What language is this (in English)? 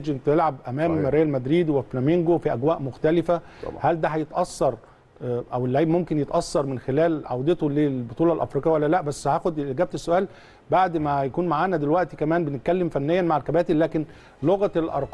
Arabic